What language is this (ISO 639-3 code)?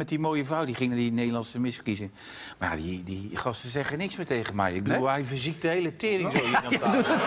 nld